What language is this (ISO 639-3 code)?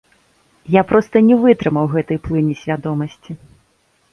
bel